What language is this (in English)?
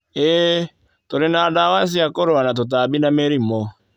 Kikuyu